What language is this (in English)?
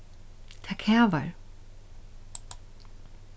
Faroese